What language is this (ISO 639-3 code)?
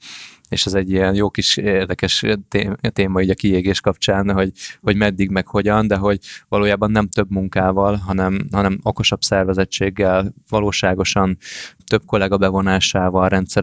hun